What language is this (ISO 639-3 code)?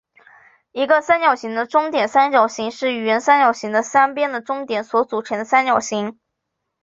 zho